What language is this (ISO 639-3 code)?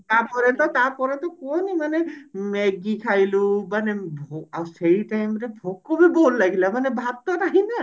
ori